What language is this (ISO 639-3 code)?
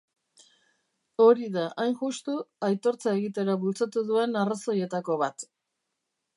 eus